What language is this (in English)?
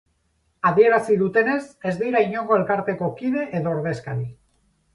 Basque